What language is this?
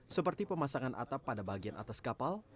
Indonesian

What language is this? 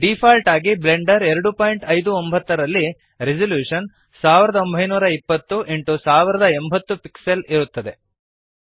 Kannada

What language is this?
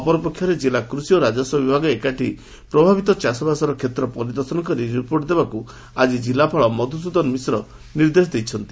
Odia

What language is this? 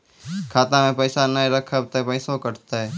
Maithili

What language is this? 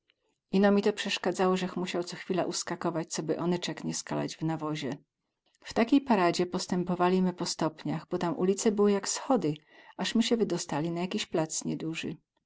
Polish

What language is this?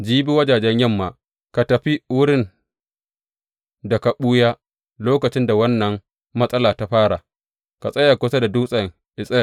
Hausa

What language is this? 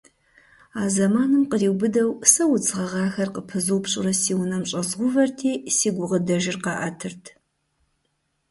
Kabardian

